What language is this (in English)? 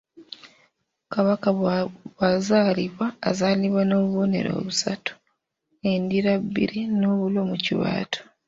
Ganda